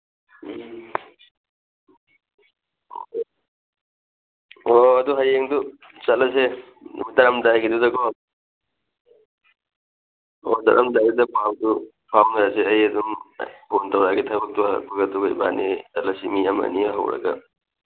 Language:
Manipuri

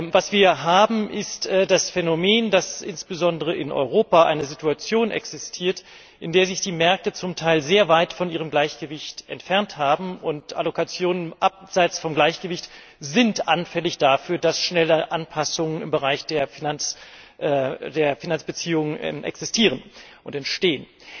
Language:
German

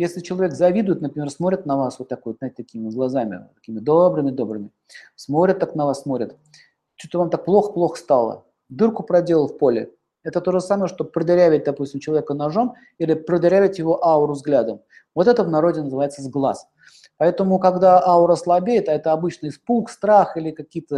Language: Russian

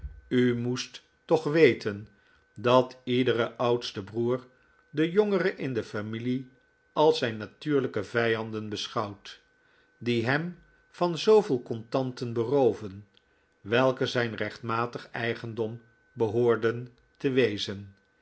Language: Dutch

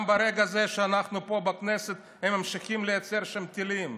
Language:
Hebrew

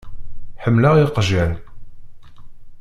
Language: Kabyle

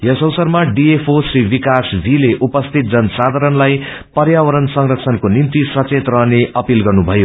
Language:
Nepali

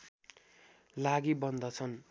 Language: Nepali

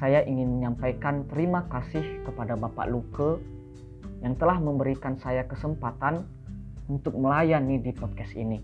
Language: Indonesian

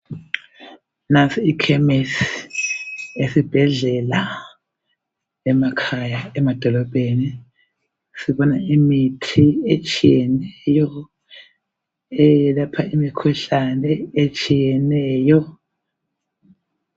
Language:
North Ndebele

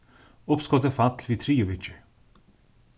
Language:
Faroese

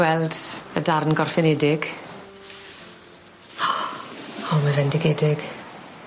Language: Welsh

